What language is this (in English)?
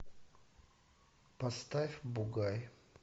Russian